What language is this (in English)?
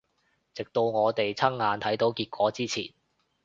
Cantonese